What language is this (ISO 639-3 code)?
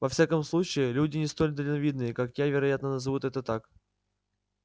rus